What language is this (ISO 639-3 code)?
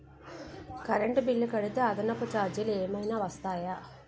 tel